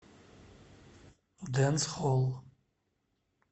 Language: Russian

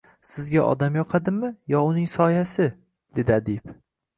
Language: Uzbek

